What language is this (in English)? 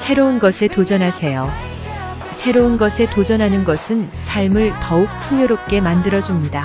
Korean